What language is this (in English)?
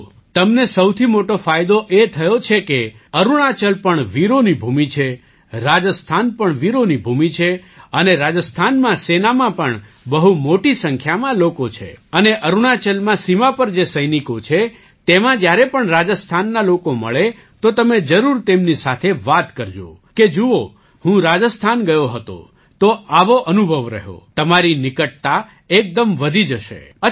Gujarati